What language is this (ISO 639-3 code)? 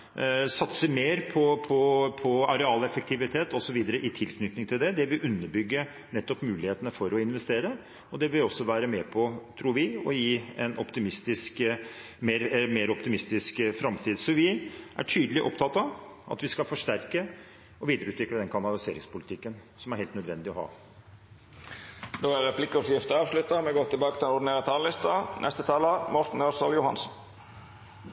nor